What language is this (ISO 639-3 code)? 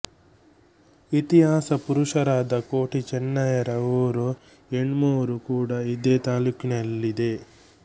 kan